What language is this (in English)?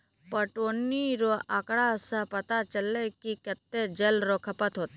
Maithili